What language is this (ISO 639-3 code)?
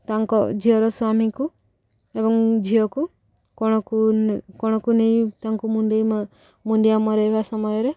ori